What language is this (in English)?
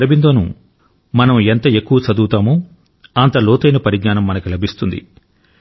Telugu